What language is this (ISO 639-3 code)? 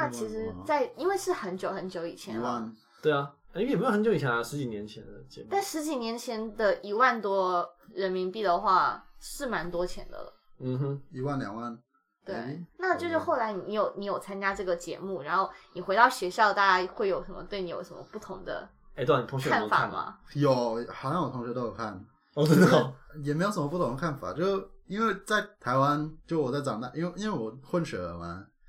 zho